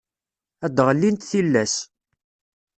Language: Kabyle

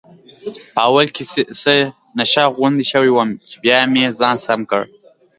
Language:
Pashto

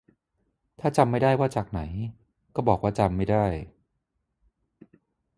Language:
Thai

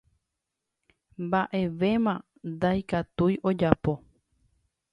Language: Guarani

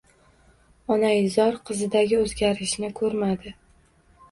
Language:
Uzbek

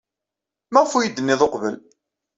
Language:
Kabyle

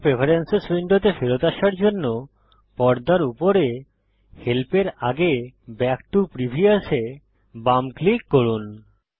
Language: Bangla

